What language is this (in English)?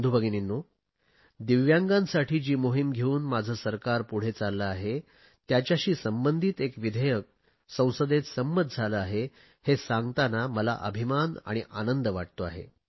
Marathi